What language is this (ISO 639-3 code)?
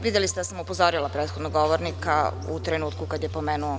srp